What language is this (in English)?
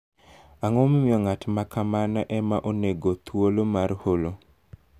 Luo (Kenya and Tanzania)